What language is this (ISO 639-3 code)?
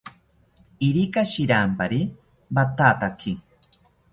cpy